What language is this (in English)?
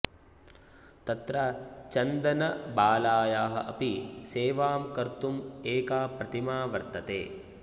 Sanskrit